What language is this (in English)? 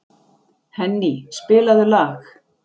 Icelandic